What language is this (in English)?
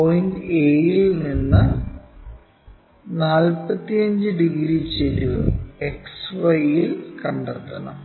Malayalam